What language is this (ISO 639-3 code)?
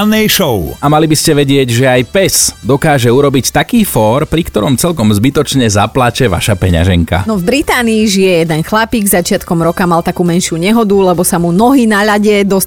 slk